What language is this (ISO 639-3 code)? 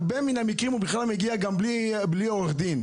heb